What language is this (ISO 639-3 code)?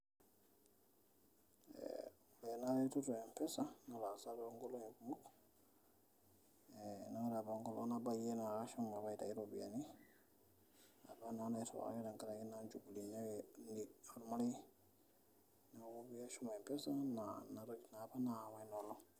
mas